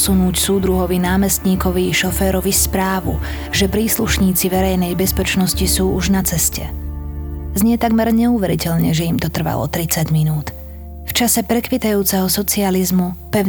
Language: Slovak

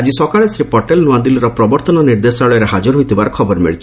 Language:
Odia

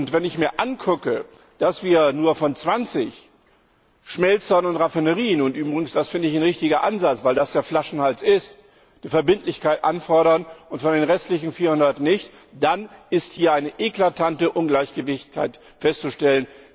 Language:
German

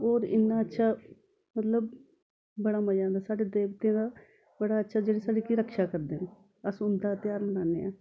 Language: Dogri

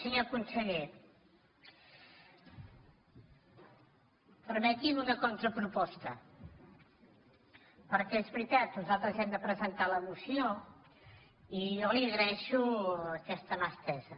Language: Catalan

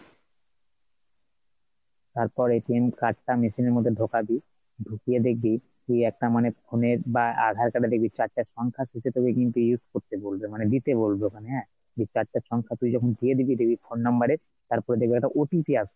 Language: Bangla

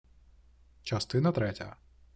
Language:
Ukrainian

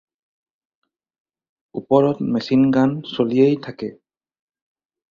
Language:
Assamese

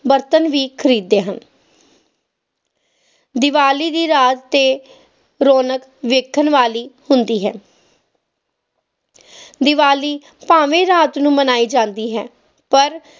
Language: Punjabi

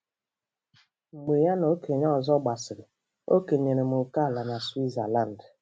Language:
Igbo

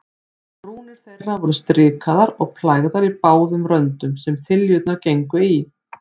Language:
Icelandic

